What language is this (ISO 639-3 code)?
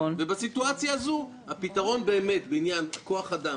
heb